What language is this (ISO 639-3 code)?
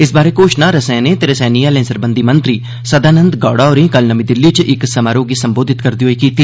doi